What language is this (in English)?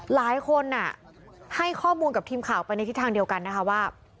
Thai